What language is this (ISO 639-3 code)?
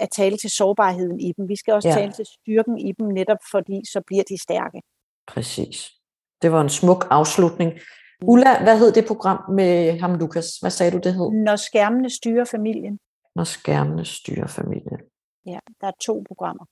dan